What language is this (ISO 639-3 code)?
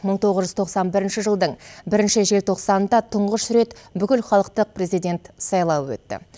kaz